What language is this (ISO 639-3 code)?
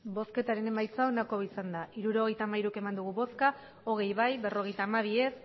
eus